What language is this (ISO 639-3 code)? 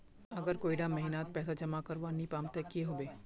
mag